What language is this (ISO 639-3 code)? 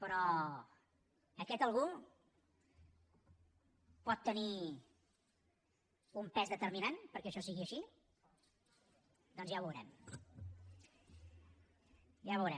cat